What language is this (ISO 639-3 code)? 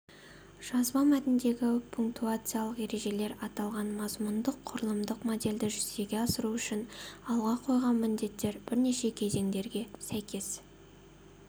kaz